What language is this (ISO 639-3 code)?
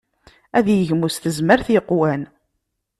kab